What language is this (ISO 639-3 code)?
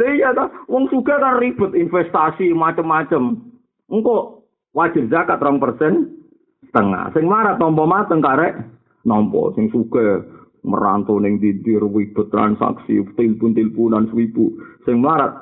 msa